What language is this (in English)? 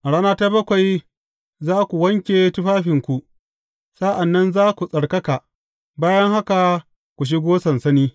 Hausa